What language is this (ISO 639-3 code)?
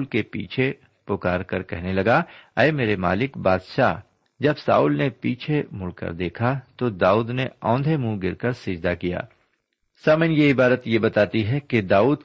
urd